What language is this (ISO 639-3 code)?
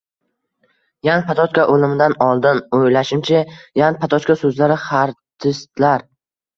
uzb